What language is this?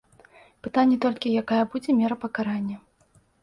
Belarusian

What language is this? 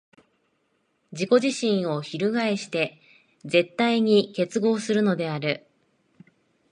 Japanese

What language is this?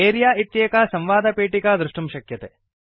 Sanskrit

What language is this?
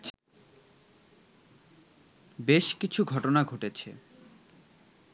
Bangla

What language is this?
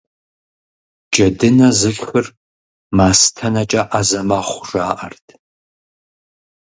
Kabardian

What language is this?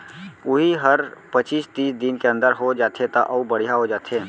Chhattisgarhi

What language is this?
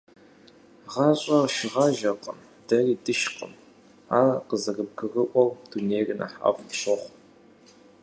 Kabardian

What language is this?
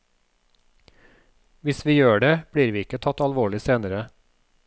Norwegian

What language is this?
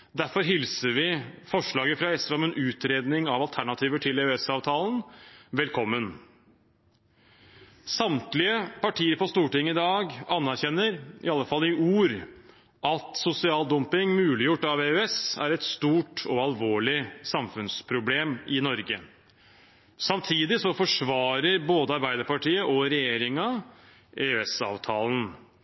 Norwegian Bokmål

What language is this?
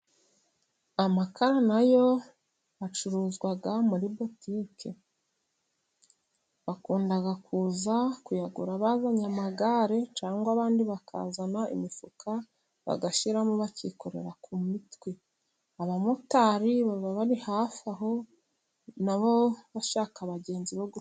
Kinyarwanda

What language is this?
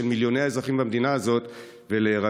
Hebrew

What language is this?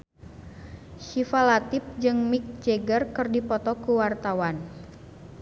Sundanese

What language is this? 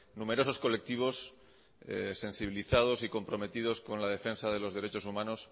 Spanish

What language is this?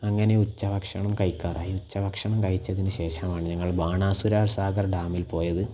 Malayalam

